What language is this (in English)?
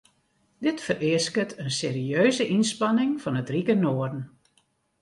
Western Frisian